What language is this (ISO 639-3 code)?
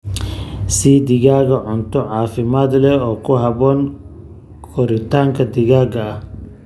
som